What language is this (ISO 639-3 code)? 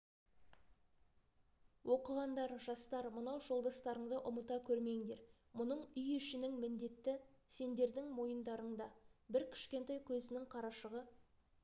kaz